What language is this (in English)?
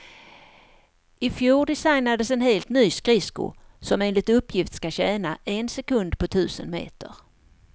Swedish